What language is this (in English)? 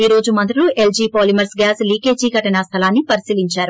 Telugu